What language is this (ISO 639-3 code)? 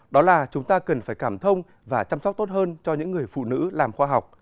vie